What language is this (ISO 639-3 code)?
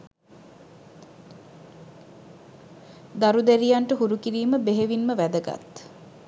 sin